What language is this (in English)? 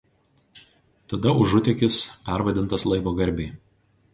Lithuanian